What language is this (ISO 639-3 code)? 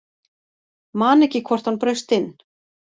isl